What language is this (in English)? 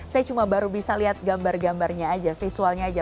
Indonesian